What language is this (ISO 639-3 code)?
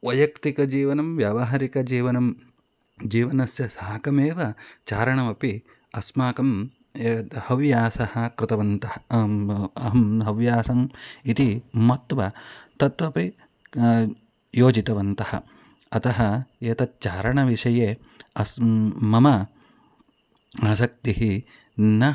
san